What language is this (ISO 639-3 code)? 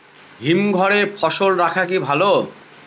ben